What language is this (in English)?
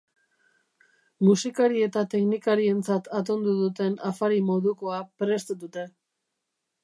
Basque